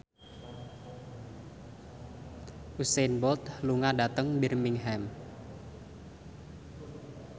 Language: Javanese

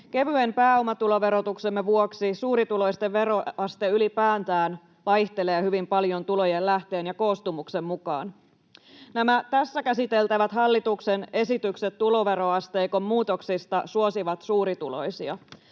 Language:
Finnish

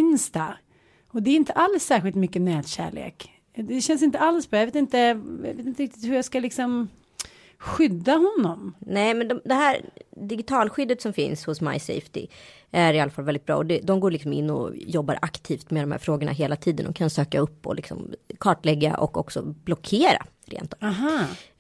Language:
Swedish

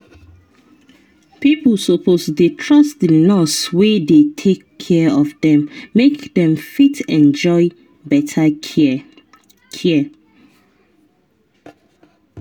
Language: Nigerian Pidgin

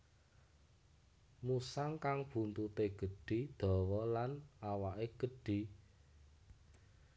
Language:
Javanese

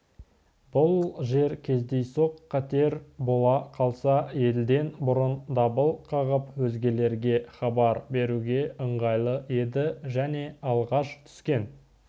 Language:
Kazakh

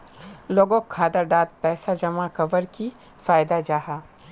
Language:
Magahi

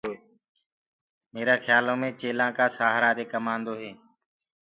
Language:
Gurgula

